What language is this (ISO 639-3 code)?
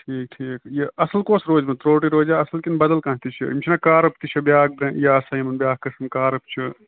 kas